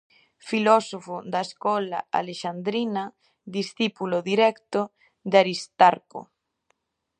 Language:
Galician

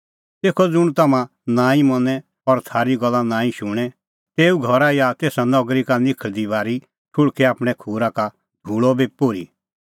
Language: Kullu Pahari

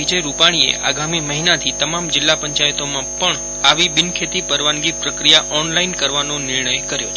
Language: Gujarati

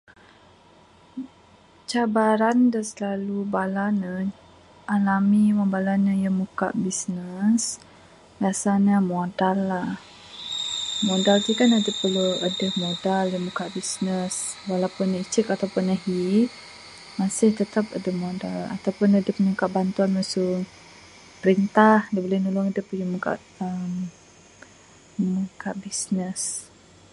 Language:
Bukar-Sadung Bidayuh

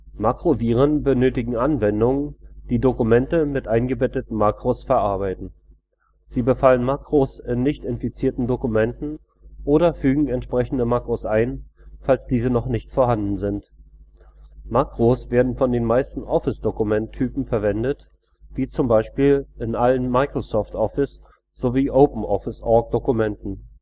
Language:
German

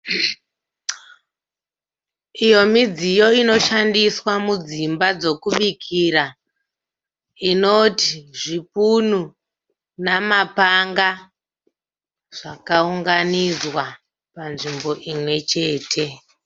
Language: Shona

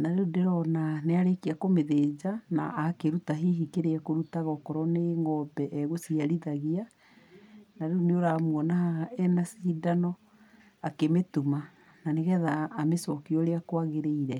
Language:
Kikuyu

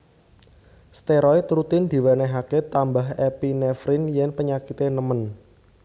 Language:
Javanese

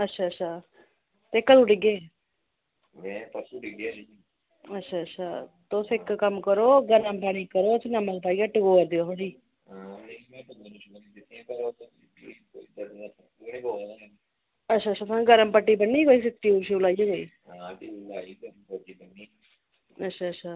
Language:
Dogri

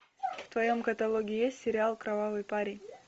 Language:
Russian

